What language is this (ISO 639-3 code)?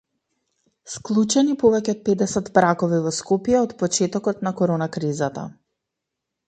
mkd